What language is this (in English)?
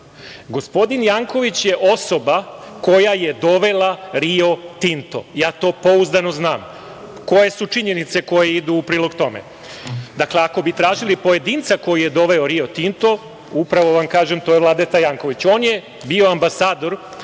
Serbian